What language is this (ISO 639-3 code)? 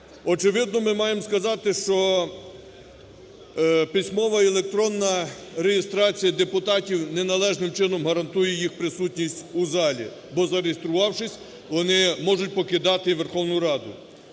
ukr